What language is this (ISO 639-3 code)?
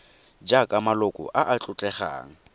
tsn